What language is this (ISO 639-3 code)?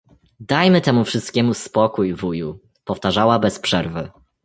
pol